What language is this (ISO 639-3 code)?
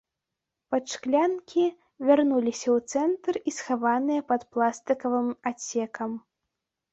bel